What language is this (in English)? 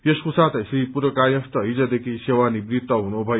Nepali